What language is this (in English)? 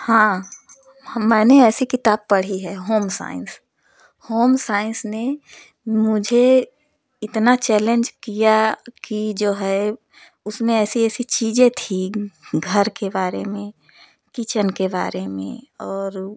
Hindi